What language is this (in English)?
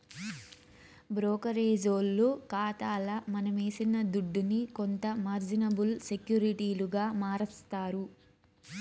Telugu